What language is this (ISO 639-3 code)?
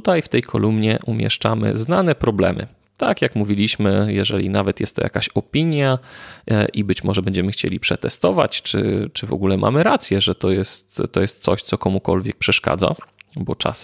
pol